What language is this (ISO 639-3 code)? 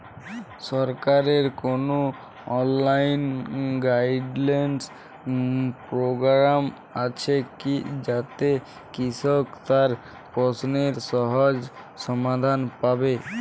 ben